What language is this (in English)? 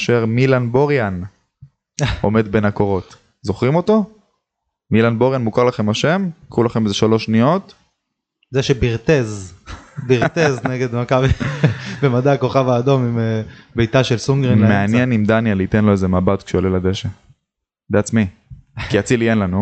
Hebrew